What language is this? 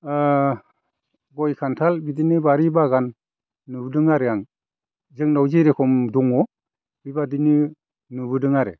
Bodo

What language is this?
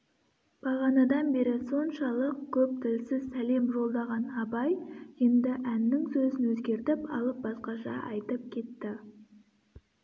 Kazakh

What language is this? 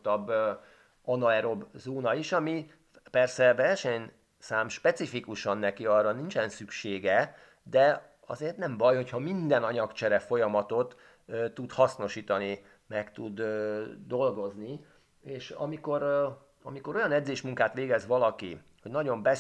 Hungarian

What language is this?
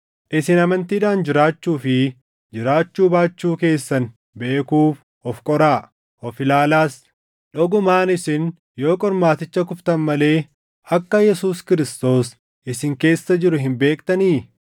Oromo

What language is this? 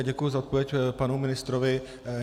Czech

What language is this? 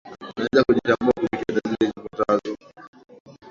Swahili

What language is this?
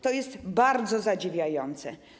Polish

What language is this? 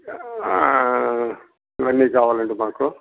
Telugu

